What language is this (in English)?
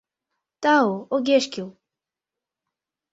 Mari